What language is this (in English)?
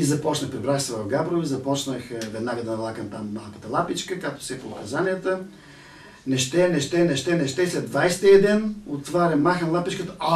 Bulgarian